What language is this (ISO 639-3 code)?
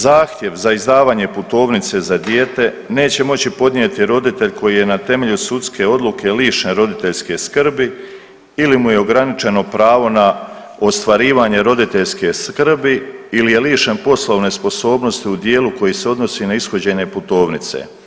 hrv